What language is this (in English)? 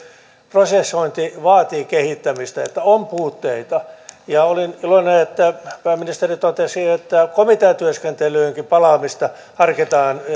Finnish